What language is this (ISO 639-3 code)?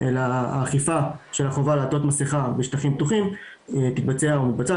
heb